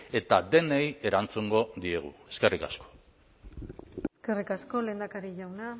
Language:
Basque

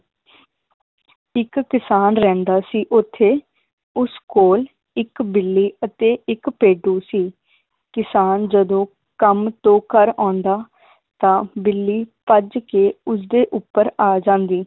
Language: Punjabi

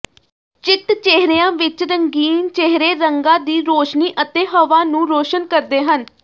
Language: Punjabi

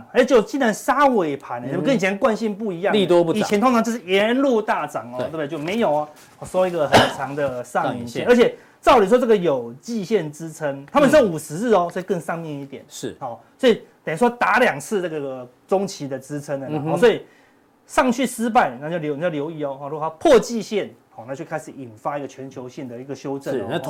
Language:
Chinese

